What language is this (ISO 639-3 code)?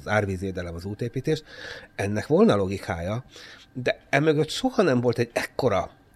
hun